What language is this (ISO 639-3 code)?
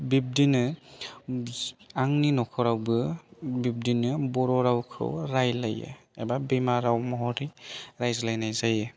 brx